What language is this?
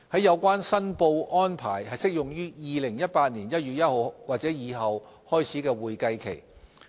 Cantonese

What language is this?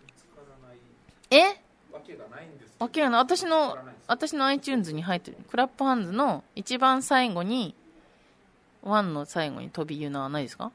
Japanese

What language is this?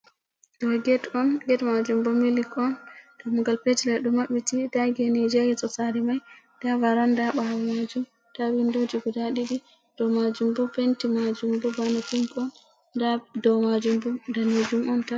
Fula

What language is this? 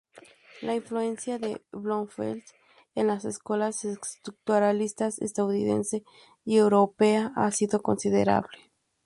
Spanish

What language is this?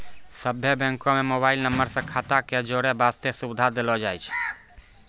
Maithili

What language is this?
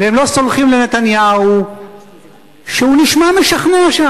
Hebrew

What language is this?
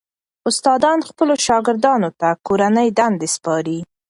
Pashto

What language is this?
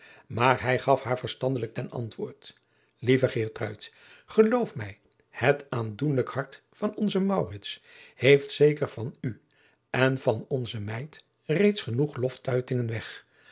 Dutch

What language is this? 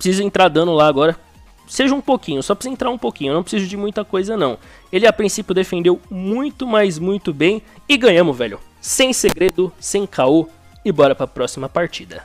Portuguese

